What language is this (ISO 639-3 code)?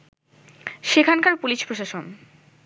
ben